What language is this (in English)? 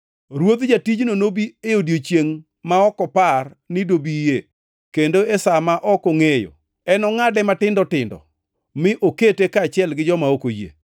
Luo (Kenya and Tanzania)